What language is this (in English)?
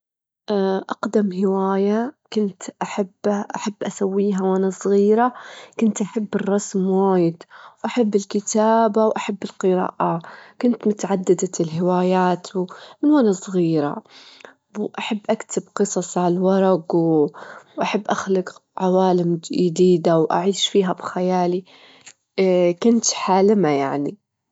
Gulf Arabic